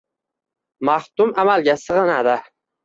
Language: Uzbek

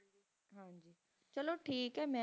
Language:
Punjabi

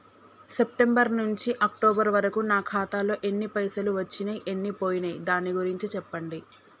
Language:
Telugu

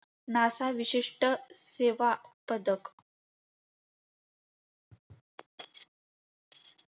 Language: Marathi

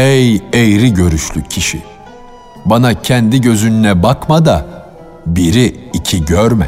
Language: Turkish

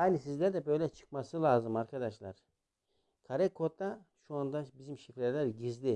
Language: Turkish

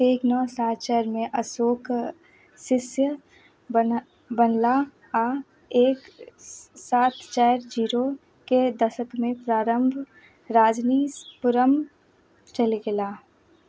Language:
Maithili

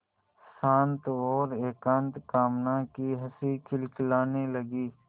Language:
Hindi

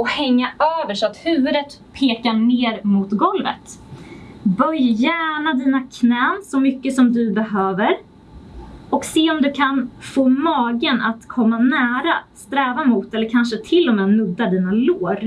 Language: Swedish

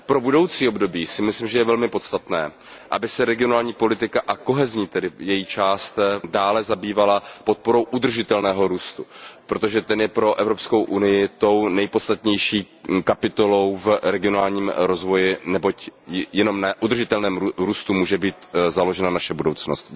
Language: Czech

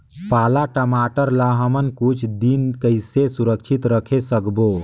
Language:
Chhattisgarhi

